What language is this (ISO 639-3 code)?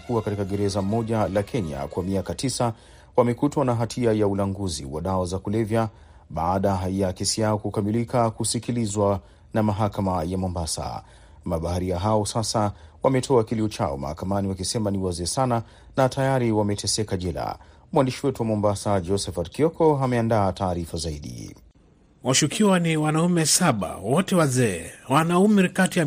swa